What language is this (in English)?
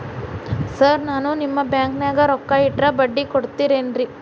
Kannada